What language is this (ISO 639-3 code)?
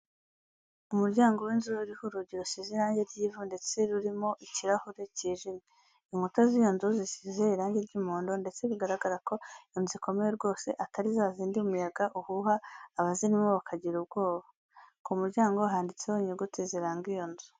kin